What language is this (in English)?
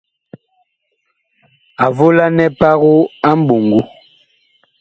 Bakoko